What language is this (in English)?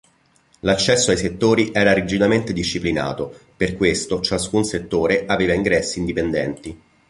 Italian